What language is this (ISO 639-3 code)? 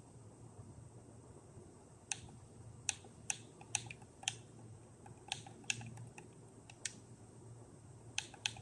ara